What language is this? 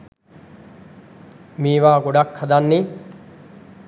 Sinhala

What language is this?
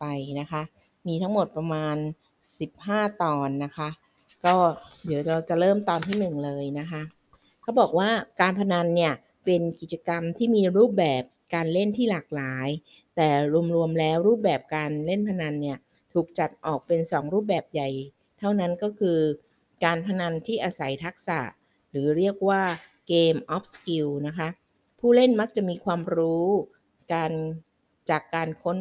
Thai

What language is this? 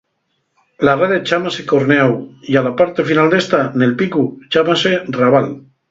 Asturian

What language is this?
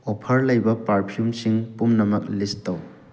Manipuri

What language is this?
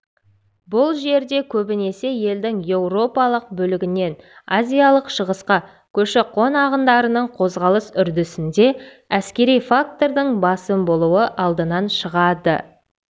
Kazakh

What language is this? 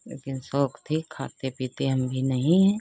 Hindi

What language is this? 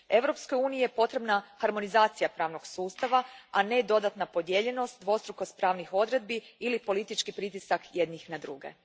Croatian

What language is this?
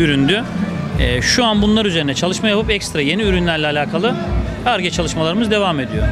Turkish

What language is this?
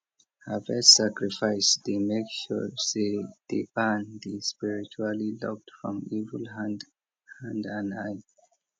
Nigerian Pidgin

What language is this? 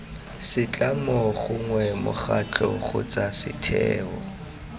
Tswana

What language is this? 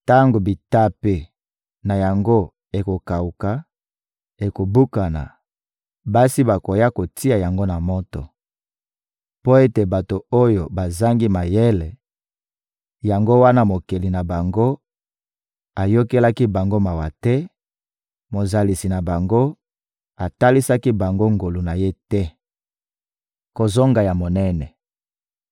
Lingala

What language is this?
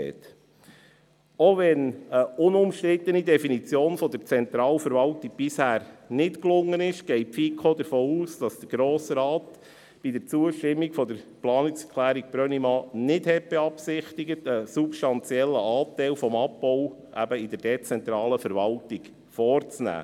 Swiss German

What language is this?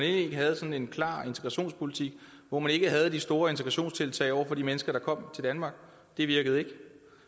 Danish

